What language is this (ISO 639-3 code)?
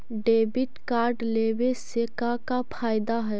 mag